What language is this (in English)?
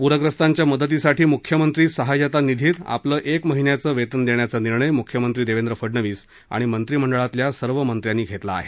Marathi